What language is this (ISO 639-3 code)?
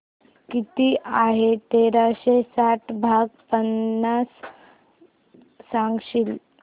mar